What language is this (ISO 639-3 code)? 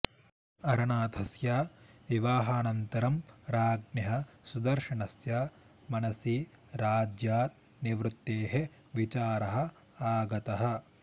san